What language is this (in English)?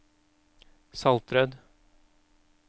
Norwegian